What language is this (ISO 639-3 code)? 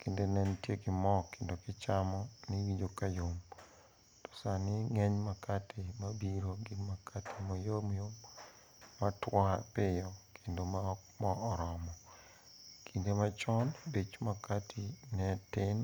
luo